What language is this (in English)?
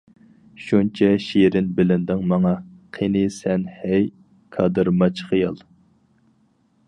Uyghur